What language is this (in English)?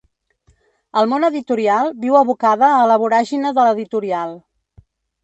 Catalan